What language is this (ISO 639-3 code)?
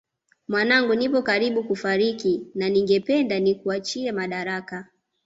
swa